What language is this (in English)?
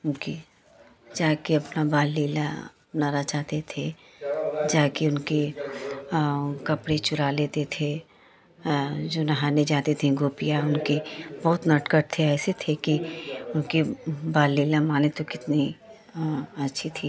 Hindi